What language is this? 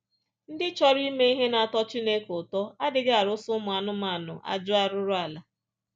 Igbo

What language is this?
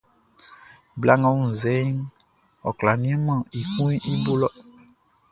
Baoulé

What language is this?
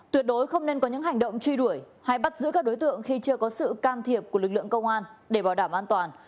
Vietnamese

